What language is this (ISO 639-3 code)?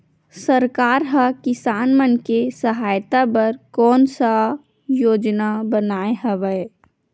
hne